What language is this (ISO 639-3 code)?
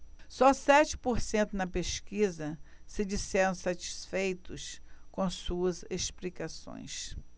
por